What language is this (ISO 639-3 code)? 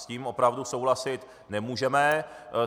ces